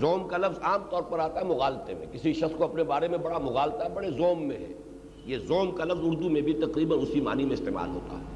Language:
Urdu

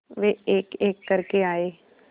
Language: Hindi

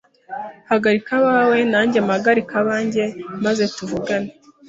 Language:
Kinyarwanda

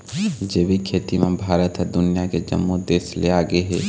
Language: Chhattisgarhi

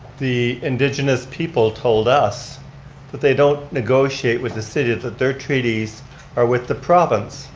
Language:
English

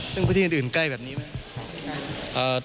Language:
Thai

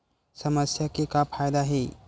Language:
Chhattisgarhi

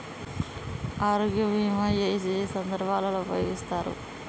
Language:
Telugu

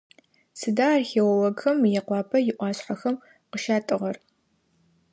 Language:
Adyghe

